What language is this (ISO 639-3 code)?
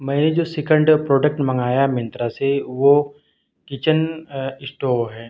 urd